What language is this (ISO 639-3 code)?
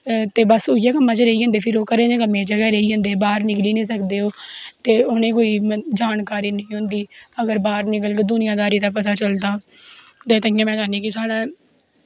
doi